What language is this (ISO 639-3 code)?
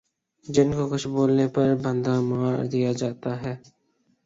urd